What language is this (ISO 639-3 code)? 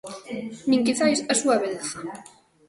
glg